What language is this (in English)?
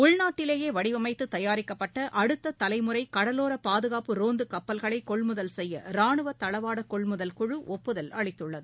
Tamil